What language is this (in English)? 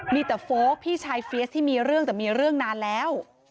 Thai